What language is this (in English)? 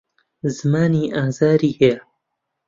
Central Kurdish